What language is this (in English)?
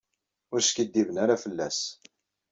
Kabyle